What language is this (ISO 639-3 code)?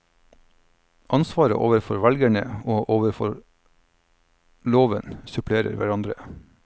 nor